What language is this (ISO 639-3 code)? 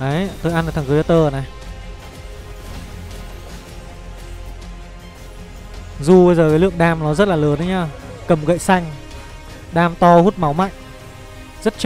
vie